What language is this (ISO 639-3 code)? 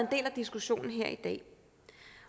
dan